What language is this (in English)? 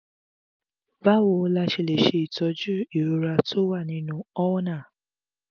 Yoruba